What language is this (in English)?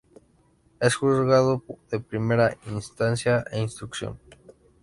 Spanish